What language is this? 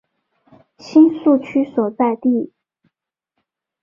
Chinese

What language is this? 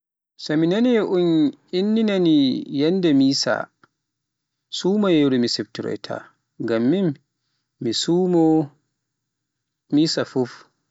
Pular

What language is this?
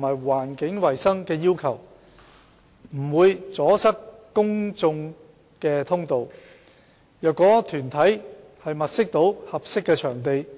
Cantonese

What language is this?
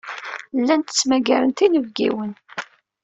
Kabyle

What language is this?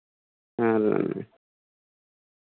Santali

